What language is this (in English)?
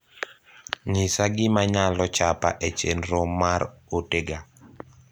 Luo (Kenya and Tanzania)